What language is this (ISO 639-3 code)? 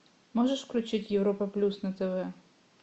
rus